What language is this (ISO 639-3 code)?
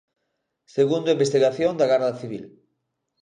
glg